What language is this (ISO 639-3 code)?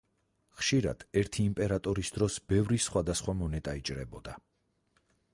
kat